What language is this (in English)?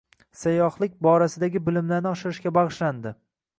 Uzbek